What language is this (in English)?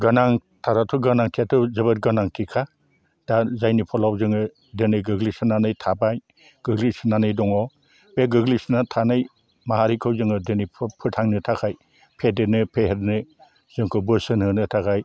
Bodo